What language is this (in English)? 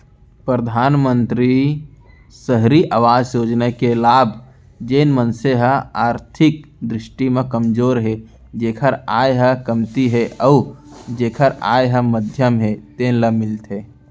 Chhattisgarhi